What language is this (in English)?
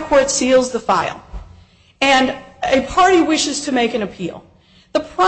English